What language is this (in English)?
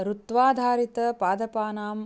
Sanskrit